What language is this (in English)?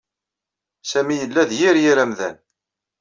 Kabyle